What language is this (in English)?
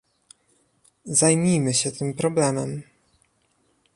Polish